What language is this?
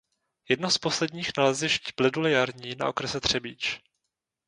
Czech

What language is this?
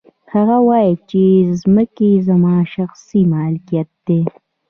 Pashto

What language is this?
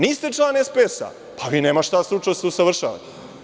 Serbian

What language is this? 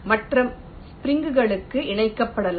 Tamil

